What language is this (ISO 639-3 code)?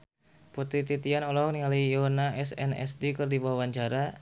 sun